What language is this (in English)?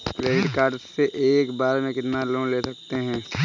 Hindi